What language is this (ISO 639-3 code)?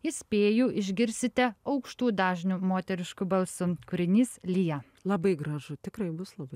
lit